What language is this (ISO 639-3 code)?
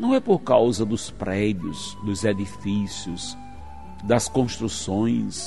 por